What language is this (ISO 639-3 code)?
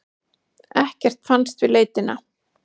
isl